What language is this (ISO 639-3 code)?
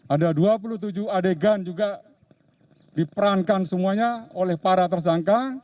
ind